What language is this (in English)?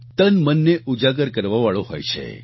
Gujarati